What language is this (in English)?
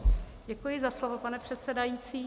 Czech